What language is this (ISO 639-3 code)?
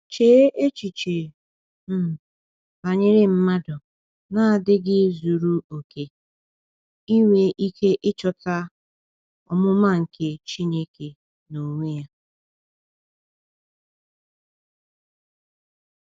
ibo